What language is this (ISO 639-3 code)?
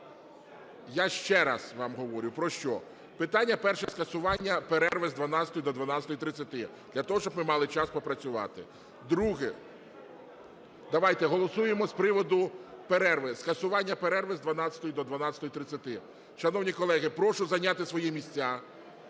ukr